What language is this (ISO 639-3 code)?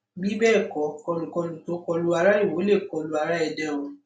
yor